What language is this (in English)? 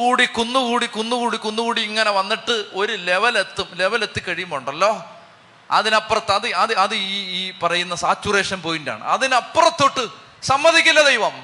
Malayalam